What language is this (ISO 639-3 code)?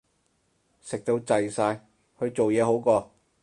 yue